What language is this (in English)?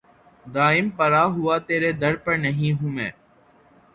Urdu